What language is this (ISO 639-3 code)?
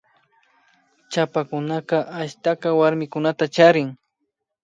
qvi